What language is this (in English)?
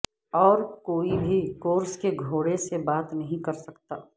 Urdu